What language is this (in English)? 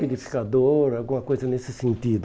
Portuguese